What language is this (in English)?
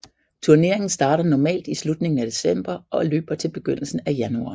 Danish